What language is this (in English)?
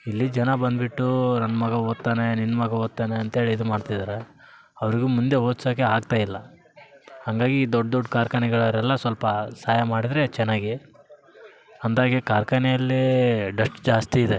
Kannada